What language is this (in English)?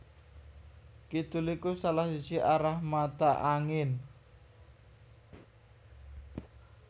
Javanese